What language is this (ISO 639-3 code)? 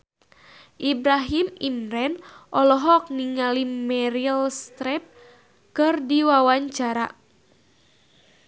sun